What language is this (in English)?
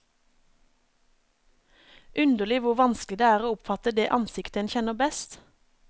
Norwegian